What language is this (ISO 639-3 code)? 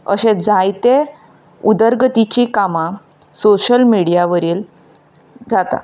kok